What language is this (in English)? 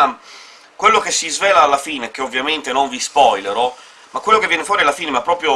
Italian